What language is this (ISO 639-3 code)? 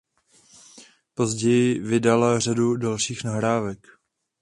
ces